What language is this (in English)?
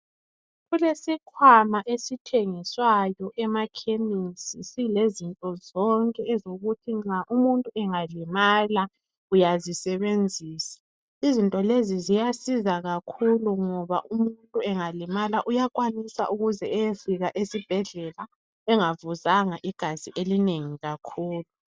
North Ndebele